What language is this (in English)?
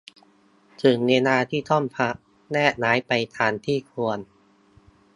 Thai